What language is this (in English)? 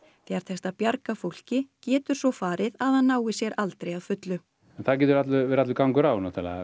Icelandic